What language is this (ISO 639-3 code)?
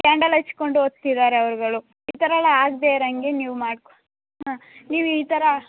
kan